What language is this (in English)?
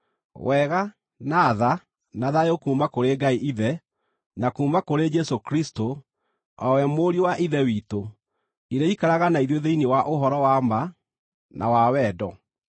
Kikuyu